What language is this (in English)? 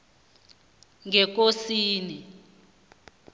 South Ndebele